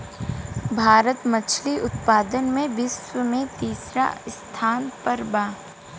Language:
Bhojpuri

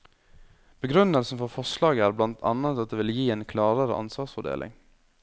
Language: Norwegian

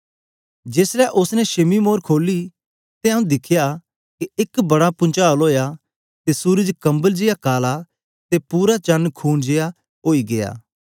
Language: Dogri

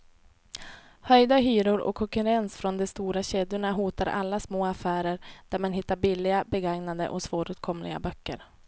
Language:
Swedish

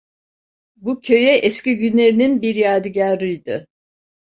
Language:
Turkish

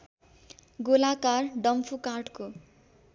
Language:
Nepali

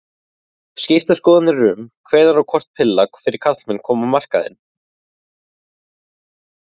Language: Icelandic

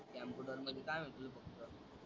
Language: Marathi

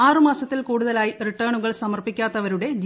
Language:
Malayalam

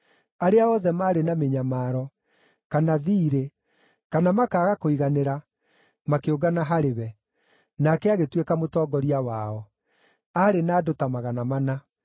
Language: Kikuyu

